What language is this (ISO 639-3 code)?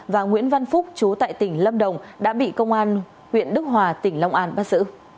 vie